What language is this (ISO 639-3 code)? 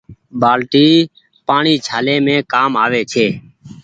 gig